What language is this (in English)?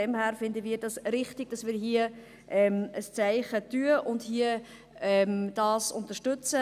Swiss German